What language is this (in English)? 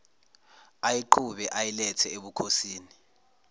Zulu